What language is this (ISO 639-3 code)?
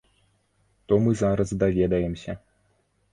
bel